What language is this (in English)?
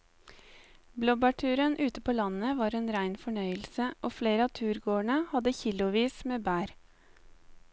Norwegian